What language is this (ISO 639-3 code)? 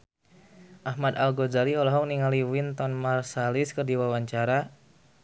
sun